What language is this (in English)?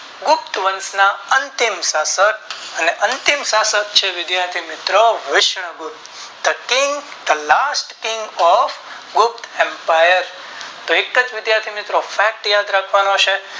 Gujarati